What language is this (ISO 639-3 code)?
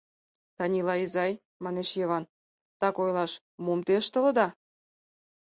chm